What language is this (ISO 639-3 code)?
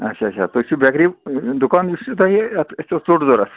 kas